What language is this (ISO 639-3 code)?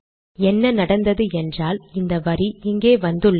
tam